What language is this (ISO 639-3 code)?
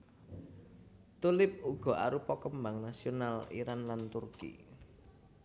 jav